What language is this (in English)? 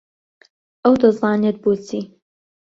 Central Kurdish